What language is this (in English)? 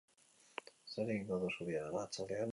Basque